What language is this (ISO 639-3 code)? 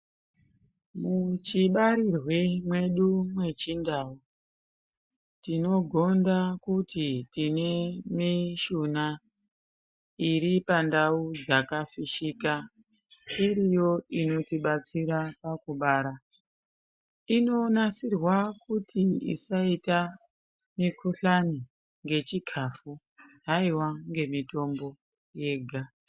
ndc